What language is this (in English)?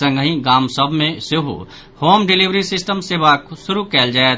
Maithili